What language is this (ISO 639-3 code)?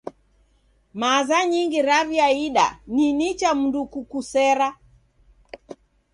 dav